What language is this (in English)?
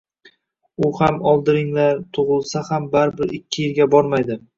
Uzbek